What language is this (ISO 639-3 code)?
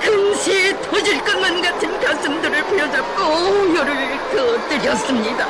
kor